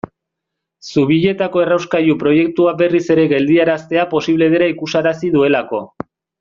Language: Basque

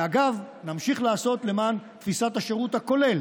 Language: Hebrew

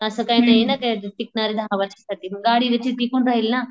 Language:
Marathi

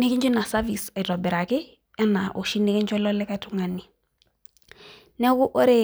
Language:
Masai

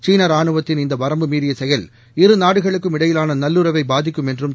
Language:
Tamil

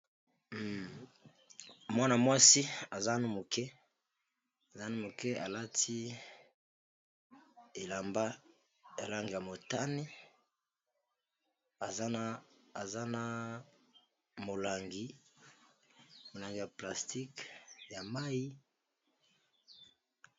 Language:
Lingala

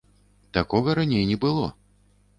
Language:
Belarusian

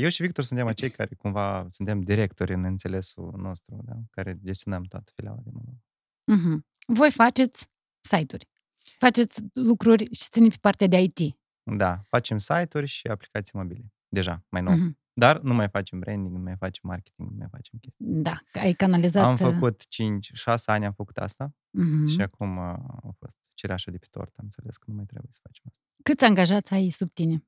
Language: Romanian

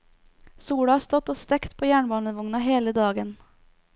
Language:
Norwegian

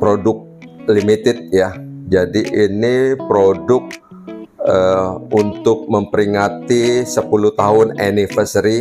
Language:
Indonesian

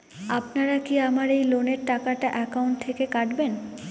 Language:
Bangla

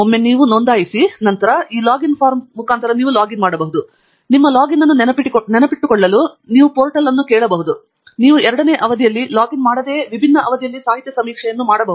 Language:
Kannada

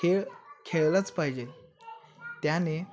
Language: Marathi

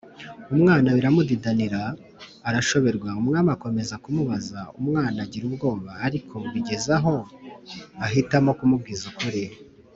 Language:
Kinyarwanda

